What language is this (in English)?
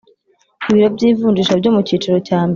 Kinyarwanda